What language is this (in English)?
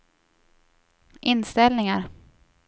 Swedish